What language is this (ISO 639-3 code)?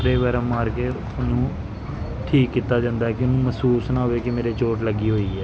pan